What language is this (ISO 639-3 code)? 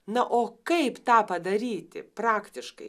lit